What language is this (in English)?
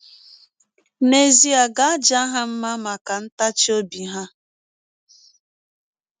Igbo